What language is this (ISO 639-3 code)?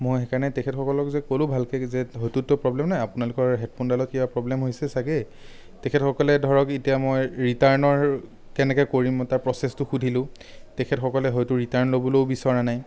asm